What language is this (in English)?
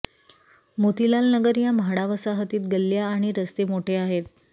Marathi